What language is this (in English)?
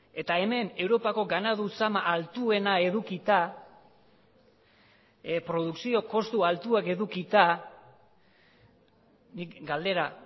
Basque